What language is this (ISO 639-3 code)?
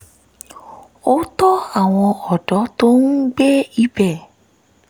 yor